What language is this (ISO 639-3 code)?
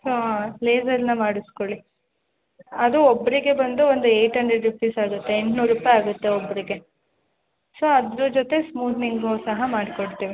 kan